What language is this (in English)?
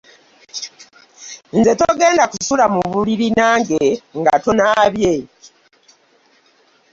Ganda